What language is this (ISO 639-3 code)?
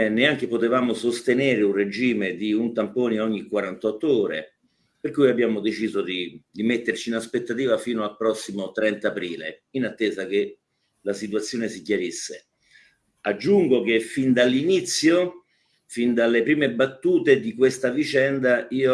ita